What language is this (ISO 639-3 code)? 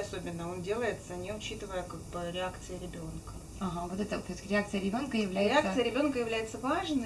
rus